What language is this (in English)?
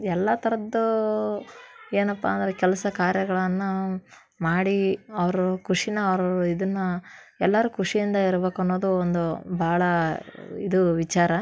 Kannada